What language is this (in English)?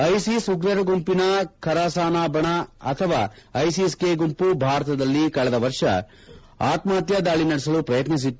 Kannada